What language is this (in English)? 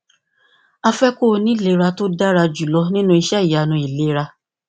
Yoruba